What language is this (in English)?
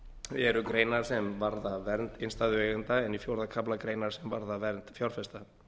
Icelandic